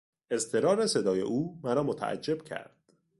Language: Persian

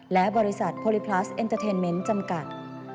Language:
Thai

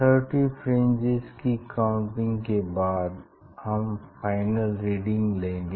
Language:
Hindi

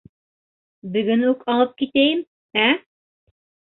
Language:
Bashkir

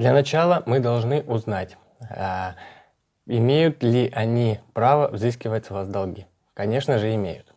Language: Russian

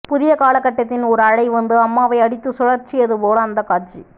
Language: Tamil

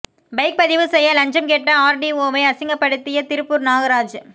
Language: Tamil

